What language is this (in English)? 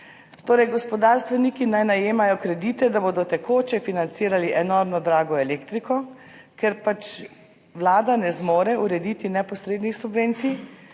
Slovenian